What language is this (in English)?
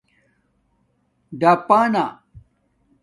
Domaaki